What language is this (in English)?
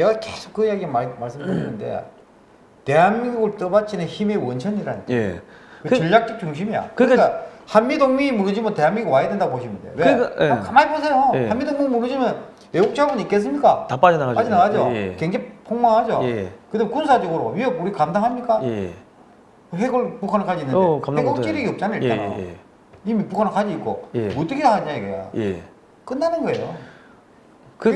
Korean